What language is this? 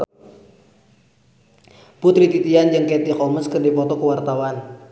Sundanese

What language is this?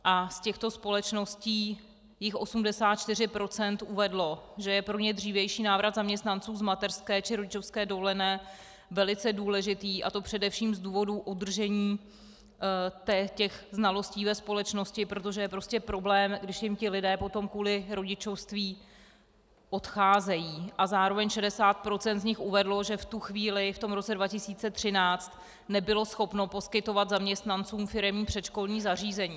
Czech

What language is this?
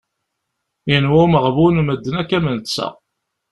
Kabyle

